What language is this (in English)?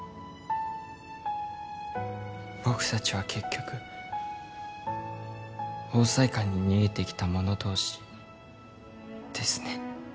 Japanese